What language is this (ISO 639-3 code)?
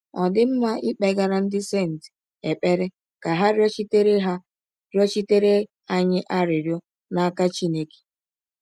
ibo